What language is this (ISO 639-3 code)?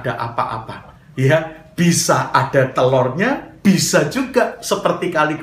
ind